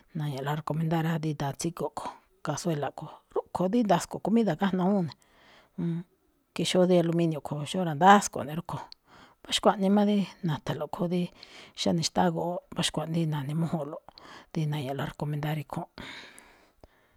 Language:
Malinaltepec Me'phaa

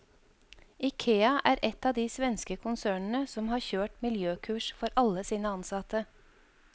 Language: Norwegian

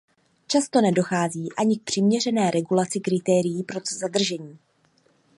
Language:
Czech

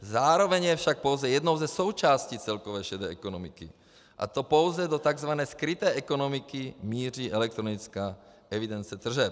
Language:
Czech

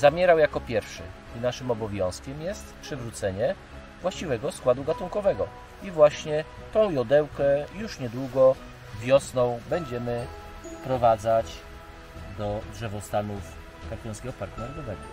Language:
Polish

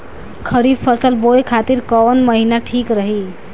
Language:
Bhojpuri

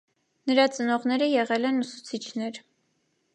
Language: Armenian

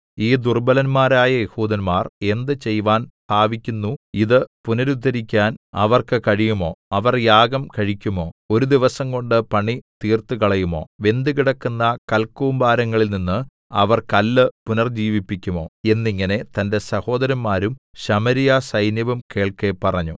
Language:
Malayalam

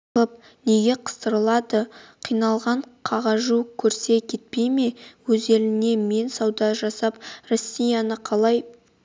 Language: Kazakh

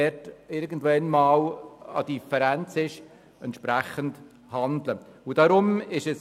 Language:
Swiss German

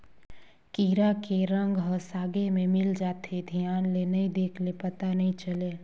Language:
Chhattisgarhi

